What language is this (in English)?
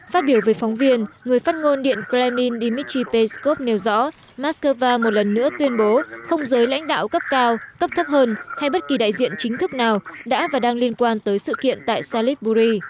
Vietnamese